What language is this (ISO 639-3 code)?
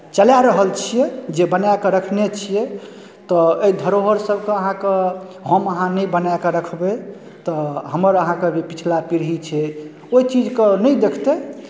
mai